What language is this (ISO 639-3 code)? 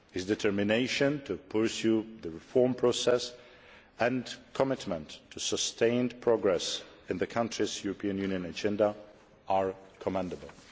eng